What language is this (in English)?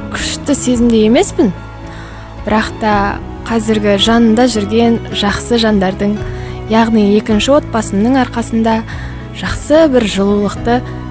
Kazakh